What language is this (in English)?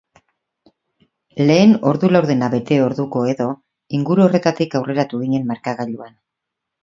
Basque